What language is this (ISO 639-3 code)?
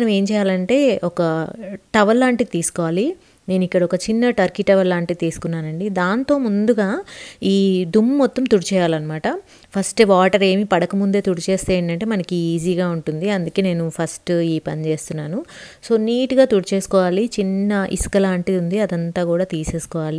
kor